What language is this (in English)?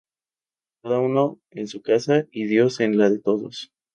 Spanish